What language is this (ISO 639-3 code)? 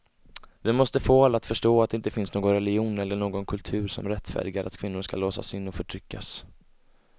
swe